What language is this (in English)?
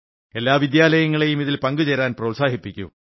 Malayalam